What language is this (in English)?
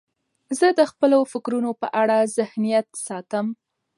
Pashto